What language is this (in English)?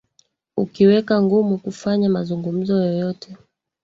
Swahili